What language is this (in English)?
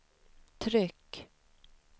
Swedish